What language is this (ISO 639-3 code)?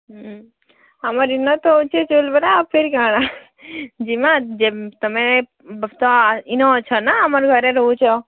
ori